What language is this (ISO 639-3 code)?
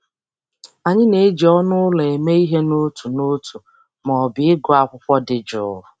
ibo